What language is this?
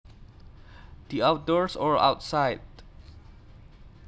Javanese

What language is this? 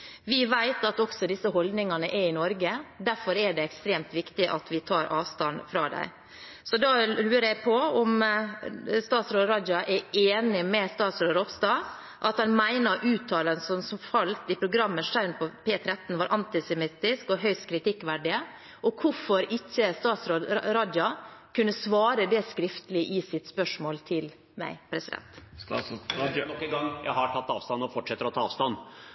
Norwegian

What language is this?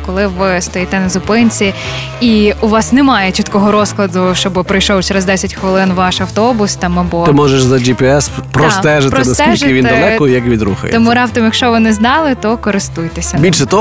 Ukrainian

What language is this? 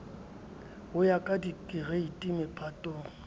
Southern Sotho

